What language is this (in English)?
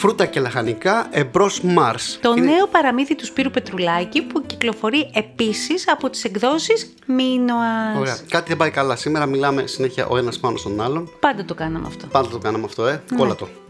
Greek